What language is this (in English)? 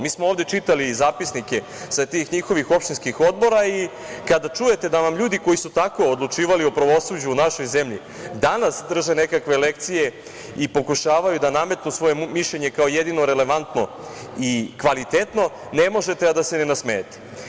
Serbian